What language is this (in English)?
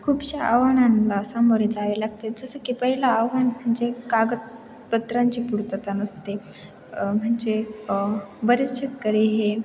Marathi